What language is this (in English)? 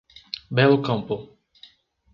Portuguese